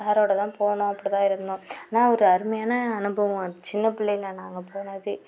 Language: Tamil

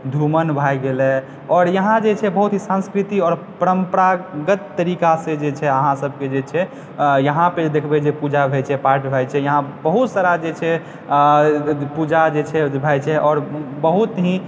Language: Maithili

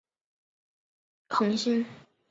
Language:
Chinese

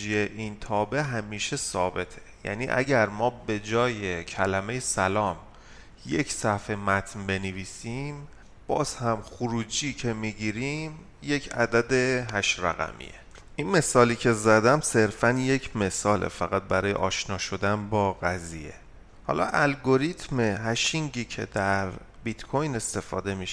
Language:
Persian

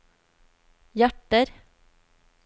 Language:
Norwegian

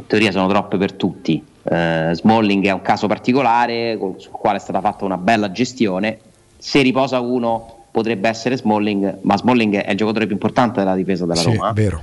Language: Italian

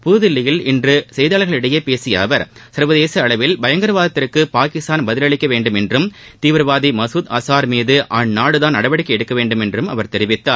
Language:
Tamil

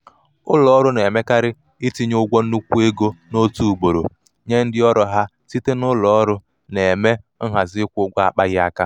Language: Igbo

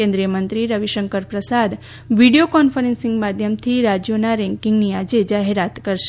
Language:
Gujarati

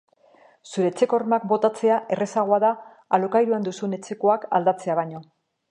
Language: Basque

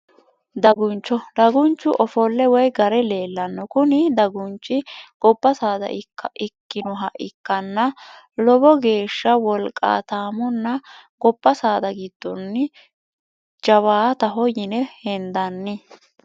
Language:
Sidamo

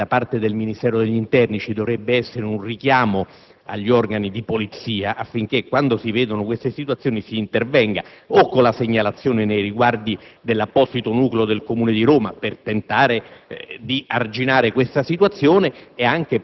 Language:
Italian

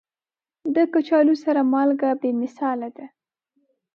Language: Pashto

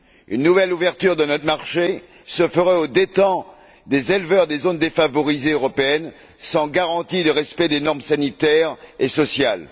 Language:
French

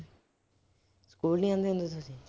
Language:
Punjabi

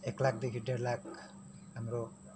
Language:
Nepali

